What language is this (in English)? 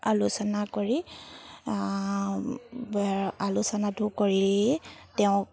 Assamese